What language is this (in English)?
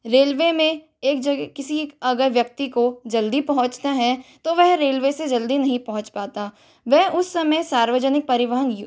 Hindi